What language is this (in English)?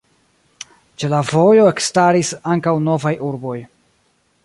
Esperanto